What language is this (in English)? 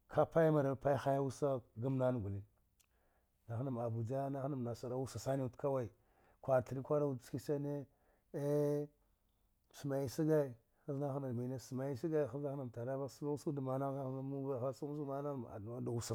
Dghwede